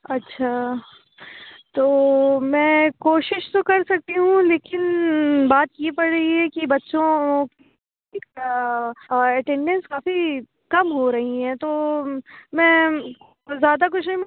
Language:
Urdu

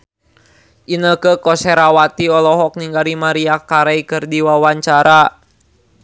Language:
Sundanese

